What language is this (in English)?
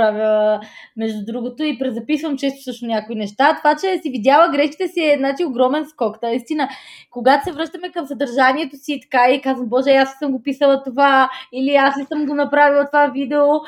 Bulgarian